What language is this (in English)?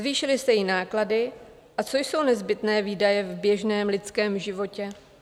Czech